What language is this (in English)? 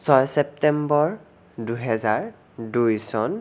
Assamese